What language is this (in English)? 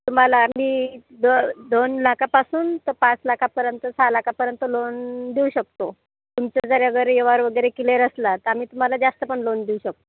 Marathi